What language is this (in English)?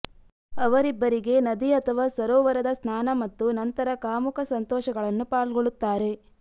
Kannada